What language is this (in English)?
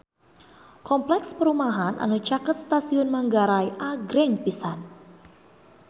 Sundanese